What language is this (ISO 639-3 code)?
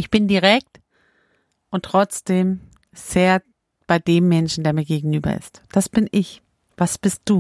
deu